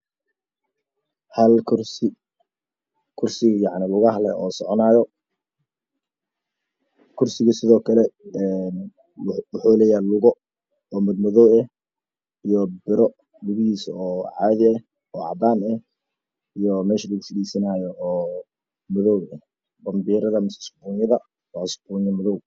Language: Somali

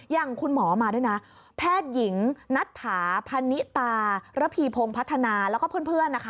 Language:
Thai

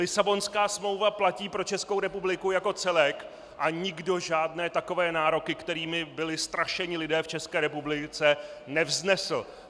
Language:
Czech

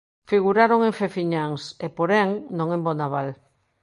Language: Galician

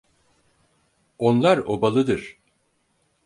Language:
Turkish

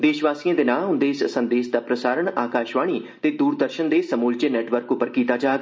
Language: Dogri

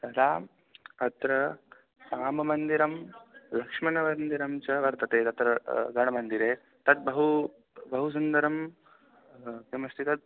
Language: Sanskrit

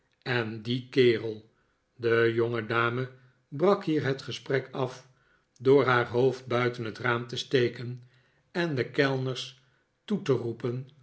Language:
Dutch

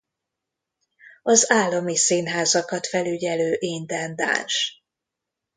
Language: Hungarian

